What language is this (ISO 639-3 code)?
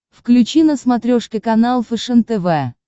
rus